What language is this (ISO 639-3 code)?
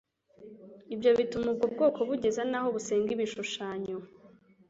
kin